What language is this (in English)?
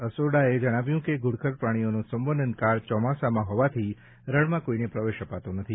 Gujarati